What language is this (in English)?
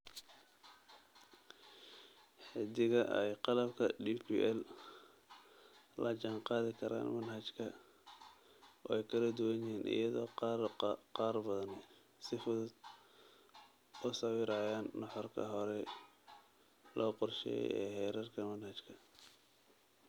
Somali